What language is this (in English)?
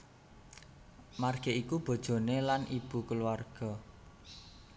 Javanese